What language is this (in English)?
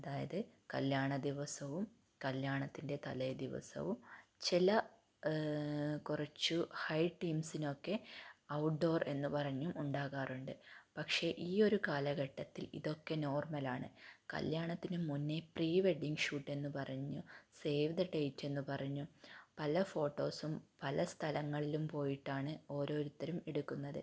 Malayalam